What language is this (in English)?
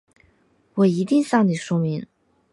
Chinese